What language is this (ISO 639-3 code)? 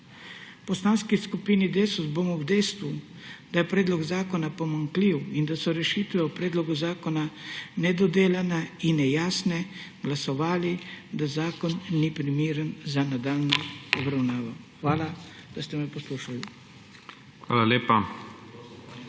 slv